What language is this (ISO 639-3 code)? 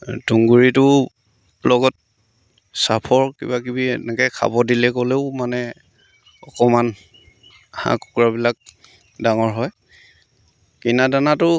asm